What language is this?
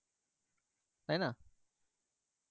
Bangla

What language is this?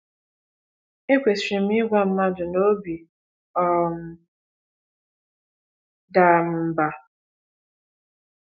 Igbo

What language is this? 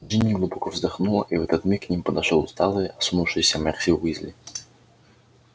Russian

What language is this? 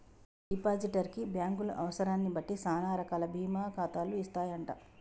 Telugu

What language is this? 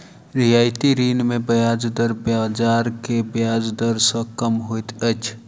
Maithili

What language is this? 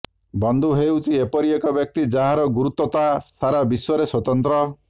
Odia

